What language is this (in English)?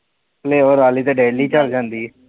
Punjabi